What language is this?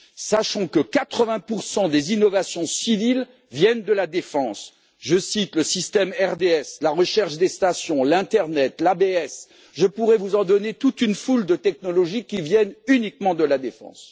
French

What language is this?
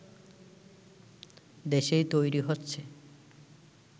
Bangla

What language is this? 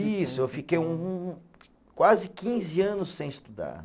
Portuguese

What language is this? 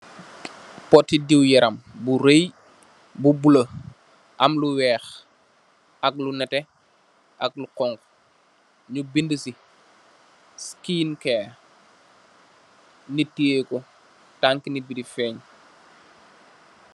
Wolof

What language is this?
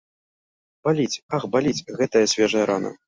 Belarusian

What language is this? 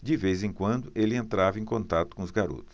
Portuguese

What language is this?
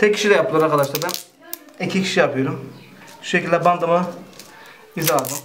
Turkish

